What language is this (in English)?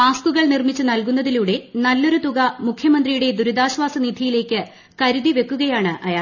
Malayalam